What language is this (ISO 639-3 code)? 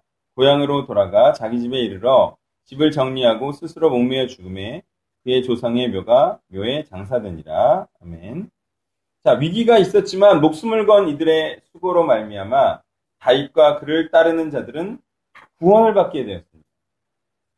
kor